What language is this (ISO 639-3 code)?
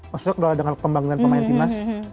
ind